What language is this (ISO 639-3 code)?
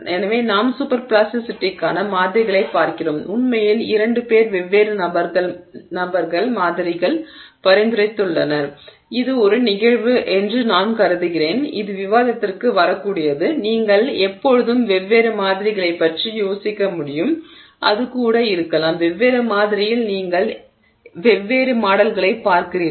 tam